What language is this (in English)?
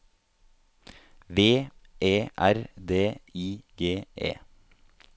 Norwegian